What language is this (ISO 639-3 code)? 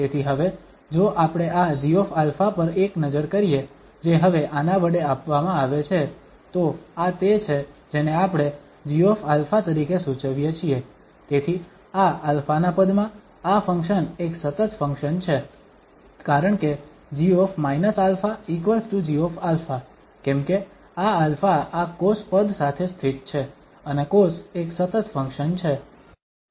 guj